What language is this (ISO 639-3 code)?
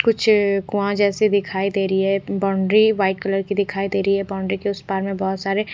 hin